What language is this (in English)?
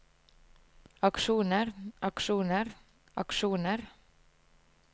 Norwegian